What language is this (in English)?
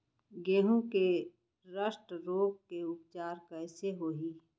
Chhattisgarhi